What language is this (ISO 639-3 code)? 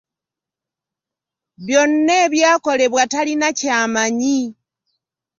lug